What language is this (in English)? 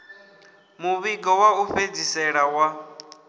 Venda